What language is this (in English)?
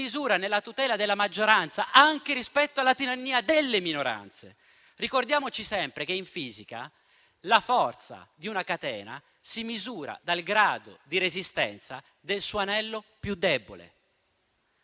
Italian